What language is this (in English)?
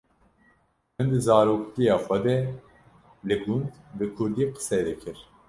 Kurdish